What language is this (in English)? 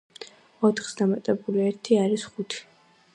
Georgian